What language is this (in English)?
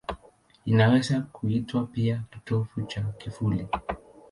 Swahili